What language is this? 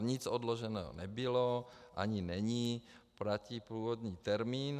Czech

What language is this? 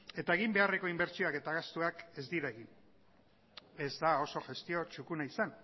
Basque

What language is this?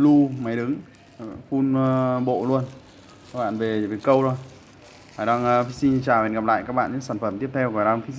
Vietnamese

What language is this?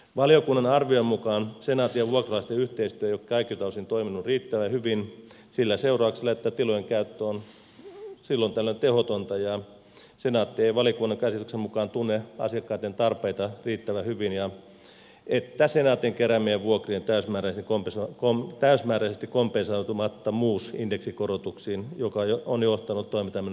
Finnish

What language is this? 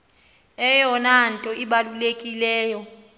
Xhosa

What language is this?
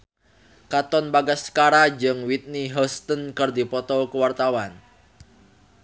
Sundanese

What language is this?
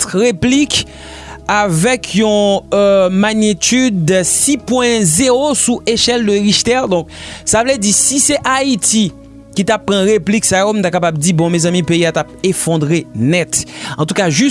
French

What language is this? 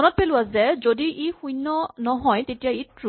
Assamese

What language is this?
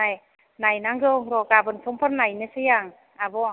Bodo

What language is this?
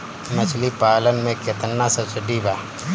Bhojpuri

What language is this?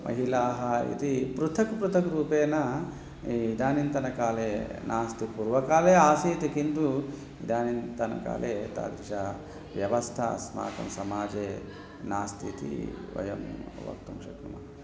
Sanskrit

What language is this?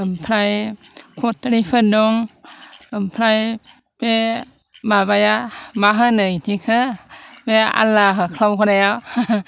Bodo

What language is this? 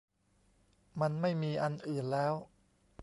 Thai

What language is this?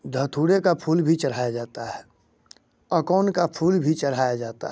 Hindi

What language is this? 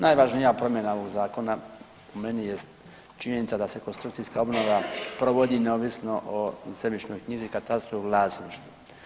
Croatian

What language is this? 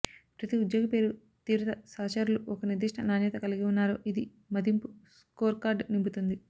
Telugu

